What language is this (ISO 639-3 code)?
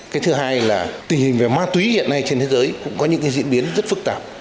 vie